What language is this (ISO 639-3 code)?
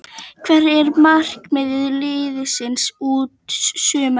isl